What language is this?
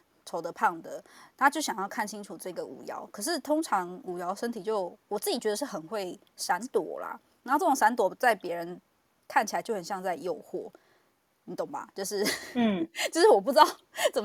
Chinese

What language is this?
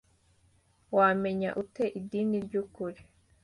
Kinyarwanda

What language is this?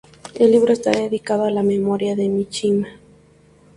Spanish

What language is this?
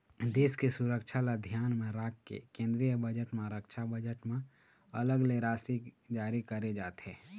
Chhattisgarhi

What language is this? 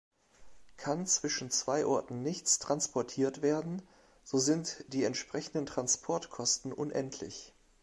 German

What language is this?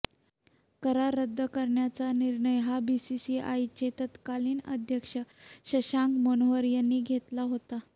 Marathi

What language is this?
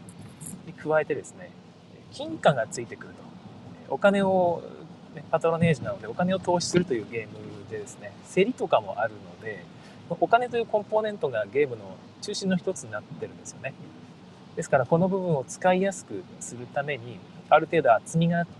Japanese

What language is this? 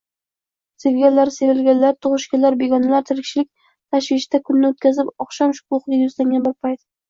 Uzbek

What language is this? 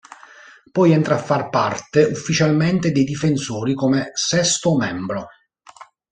Italian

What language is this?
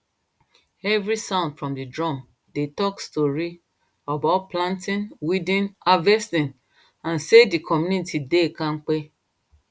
Nigerian Pidgin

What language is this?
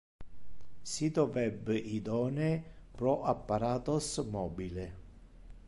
Interlingua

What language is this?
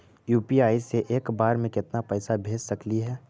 Magahi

